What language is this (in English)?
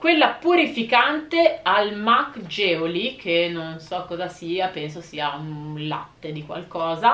Italian